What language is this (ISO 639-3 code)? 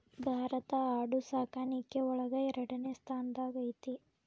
kan